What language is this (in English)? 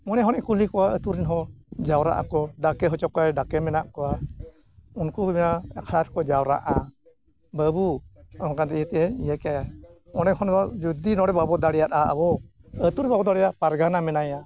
Santali